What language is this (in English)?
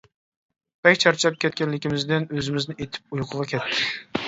Uyghur